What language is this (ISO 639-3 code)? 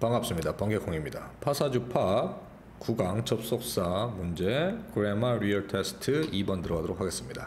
kor